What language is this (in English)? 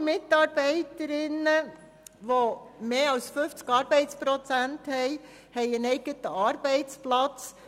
Swiss German